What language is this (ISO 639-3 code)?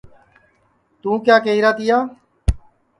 ssi